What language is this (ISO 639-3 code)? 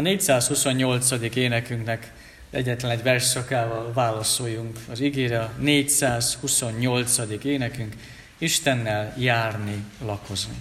hun